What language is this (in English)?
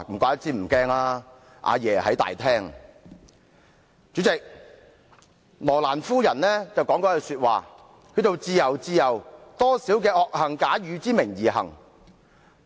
Cantonese